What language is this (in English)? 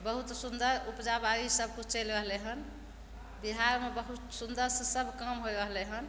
Maithili